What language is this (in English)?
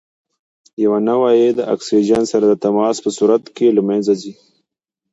Pashto